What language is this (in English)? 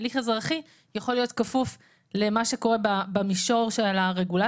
Hebrew